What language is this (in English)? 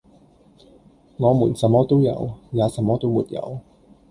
Cantonese